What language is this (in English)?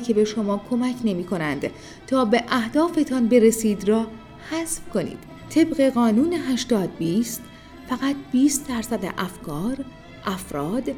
Persian